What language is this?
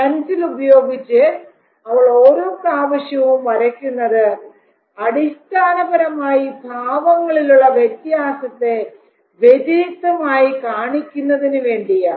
Malayalam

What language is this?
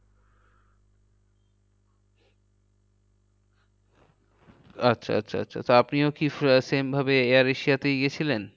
Bangla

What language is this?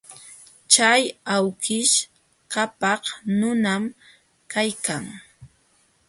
Jauja Wanca Quechua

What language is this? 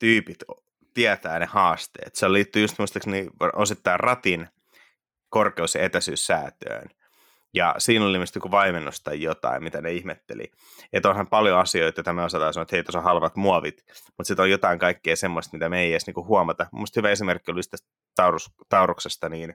Finnish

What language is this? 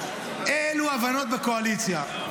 Hebrew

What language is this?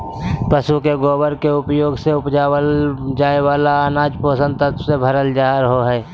Magahi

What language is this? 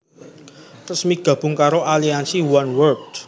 Javanese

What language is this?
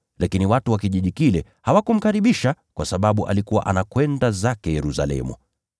Swahili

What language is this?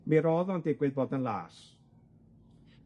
Welsh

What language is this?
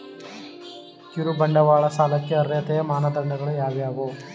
Kannada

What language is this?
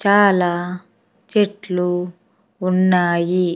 Telugu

